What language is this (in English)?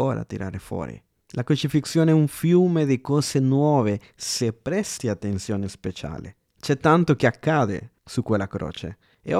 Italian